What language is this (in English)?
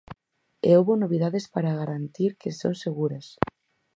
Galician